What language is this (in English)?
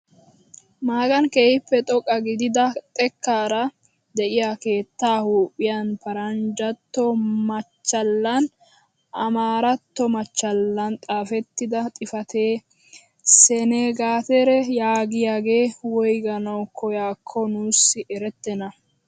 Wolaytta